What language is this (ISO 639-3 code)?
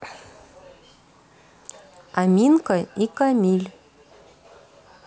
rus